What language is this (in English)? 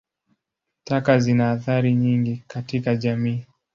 Swahili